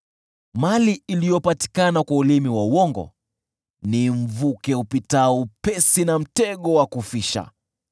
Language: Swahili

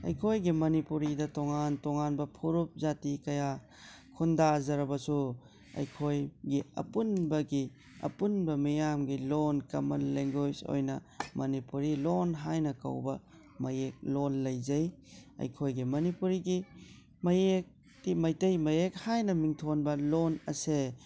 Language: Manipuri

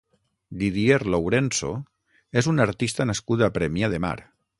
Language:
Catalan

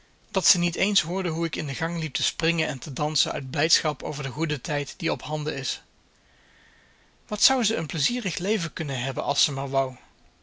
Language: Dutch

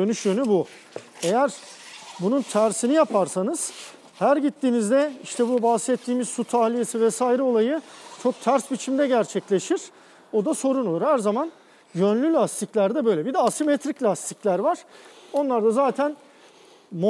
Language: Turkish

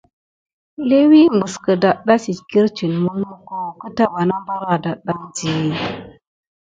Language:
Gidar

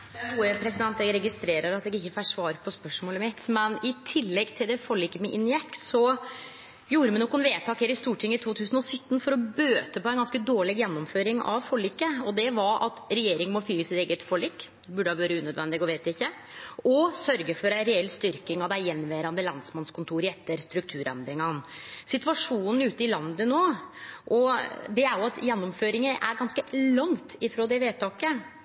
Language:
Norwegian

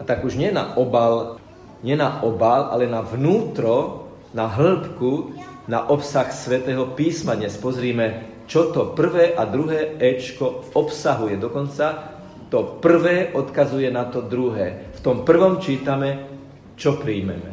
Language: Slovak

